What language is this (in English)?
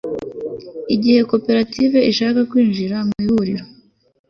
Kinyarwanda